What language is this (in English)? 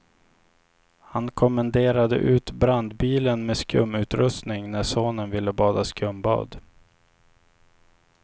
Swedish